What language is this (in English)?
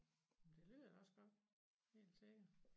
Danish